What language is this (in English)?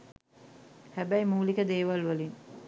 Sinhala